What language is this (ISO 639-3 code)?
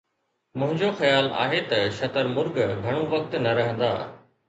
snd